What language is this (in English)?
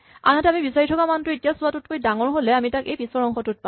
Assamese